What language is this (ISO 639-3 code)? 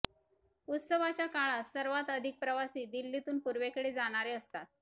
mar